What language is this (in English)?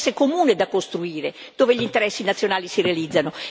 Italian